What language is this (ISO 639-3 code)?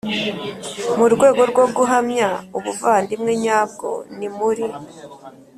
kin